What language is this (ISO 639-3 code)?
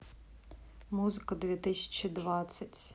rus